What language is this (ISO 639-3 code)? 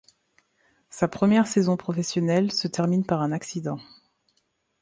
fra